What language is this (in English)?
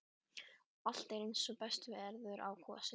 Icelandic